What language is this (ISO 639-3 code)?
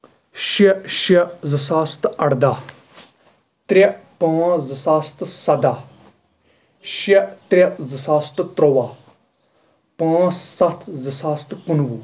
kas